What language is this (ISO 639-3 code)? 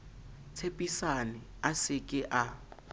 sot